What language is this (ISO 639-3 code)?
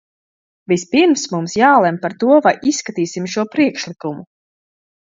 lav